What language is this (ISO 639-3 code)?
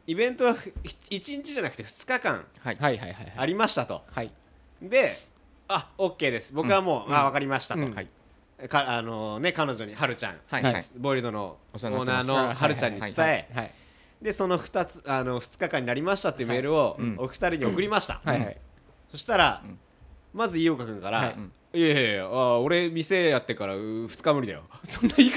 jpn